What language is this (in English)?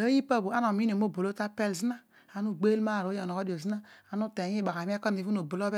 Odual